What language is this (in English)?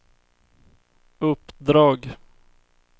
Swedish